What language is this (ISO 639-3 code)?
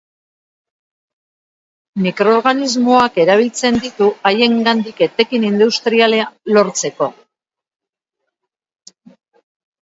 eus